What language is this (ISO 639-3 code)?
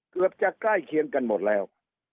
tha